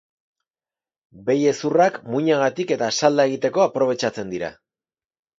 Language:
Basque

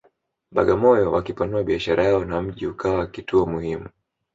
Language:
Swahili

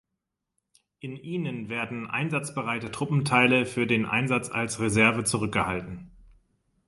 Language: German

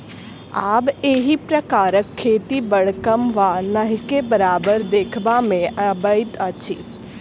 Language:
Maithili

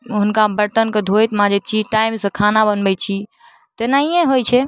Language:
Maithili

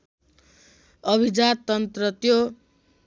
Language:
Nepali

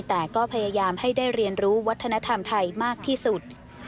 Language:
Thai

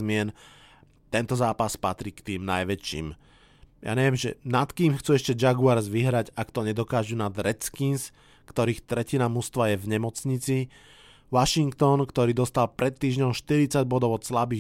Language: Slovak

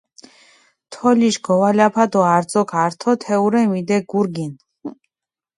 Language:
Mingrelian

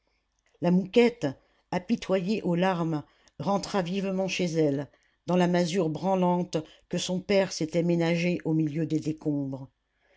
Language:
French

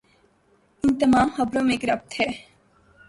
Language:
Urdu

